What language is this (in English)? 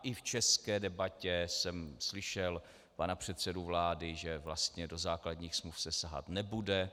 Czech